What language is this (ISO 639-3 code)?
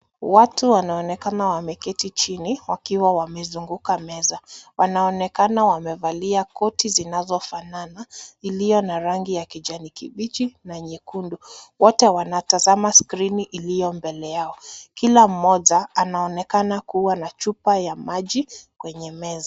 swa